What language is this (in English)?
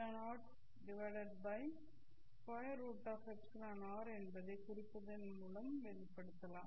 Tamil